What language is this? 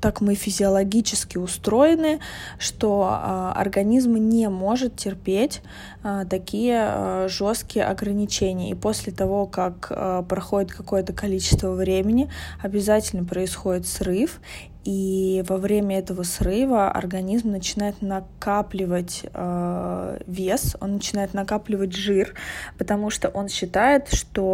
Russian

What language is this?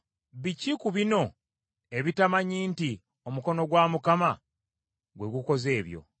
Ganda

